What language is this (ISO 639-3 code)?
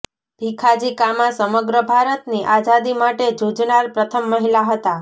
guj